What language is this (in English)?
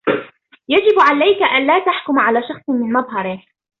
Arabic